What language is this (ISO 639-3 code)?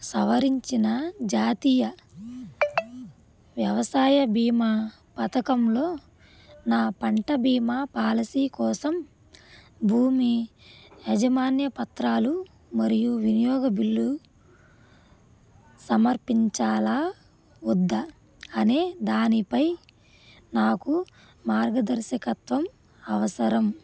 tel